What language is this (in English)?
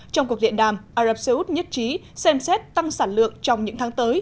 Vietnamese